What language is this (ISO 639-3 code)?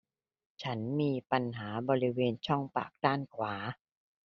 tha